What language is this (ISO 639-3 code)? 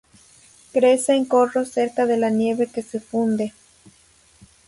spa